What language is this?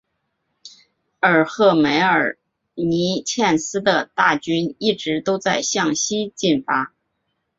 Chinese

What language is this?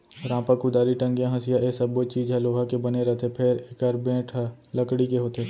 Chhattisgarhi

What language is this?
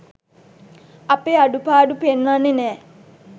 Sinhala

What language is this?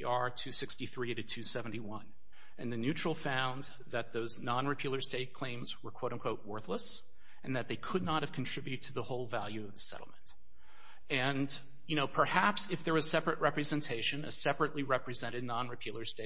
English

